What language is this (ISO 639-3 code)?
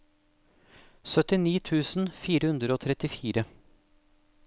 nor